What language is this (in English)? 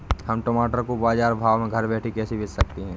Hindi